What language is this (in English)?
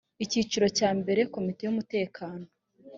Kinyarwanda